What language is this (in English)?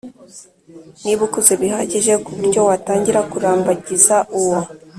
Kinyarwanda